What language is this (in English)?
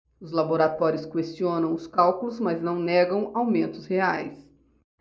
Portuguese